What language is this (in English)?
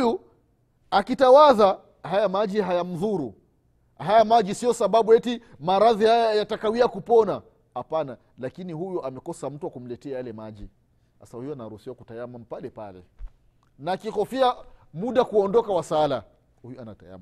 Swahili